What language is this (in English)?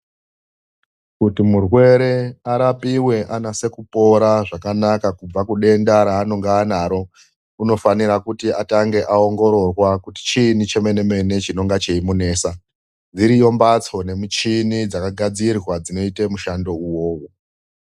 Ndau